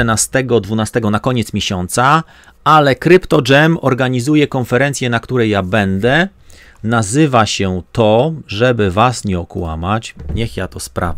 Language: Polish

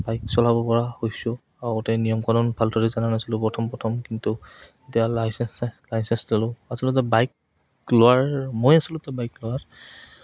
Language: Assamese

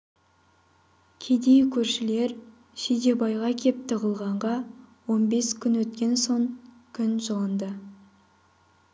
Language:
Kazakh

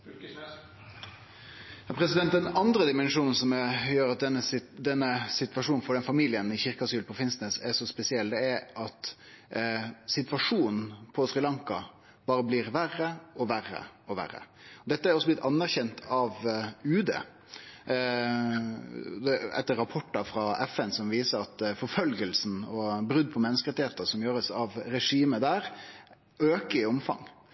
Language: Norwegian Nynorsk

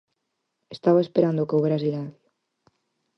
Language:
Galician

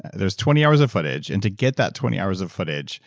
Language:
English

